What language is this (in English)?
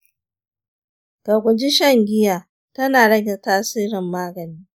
Hausa